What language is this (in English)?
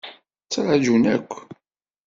Kabyle